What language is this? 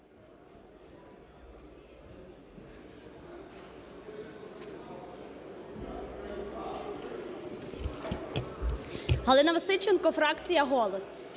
Ukrainian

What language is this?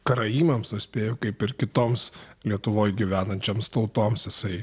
Lithuanian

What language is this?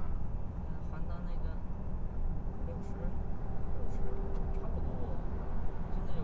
Chinese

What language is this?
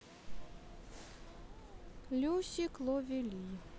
Russian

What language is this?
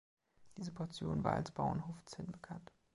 German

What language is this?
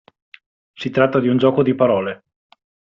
Italian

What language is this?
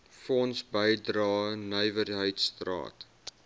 Afrikaans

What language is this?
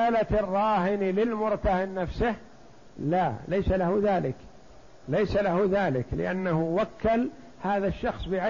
Arabic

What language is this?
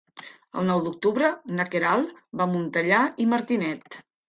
Catalan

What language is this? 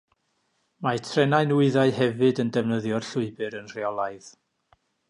Welsh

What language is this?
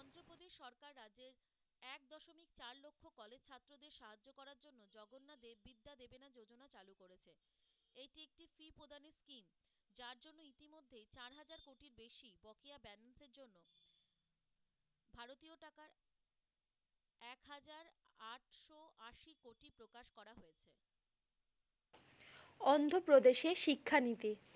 Bangla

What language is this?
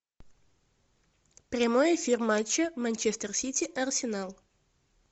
Russian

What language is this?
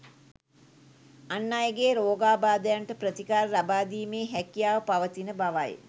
Sinhala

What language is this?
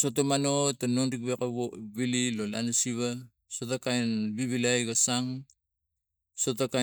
Tigak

